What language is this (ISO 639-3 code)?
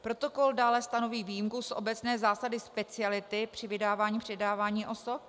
ces